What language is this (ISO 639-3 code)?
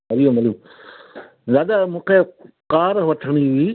snd